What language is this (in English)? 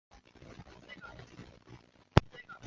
Chinese